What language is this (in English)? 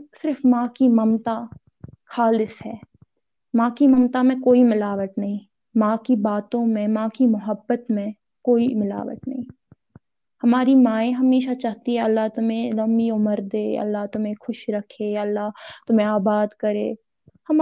Urdu